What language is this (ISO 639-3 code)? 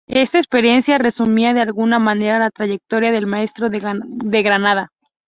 spa